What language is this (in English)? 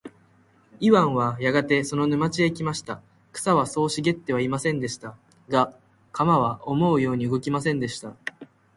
Japanese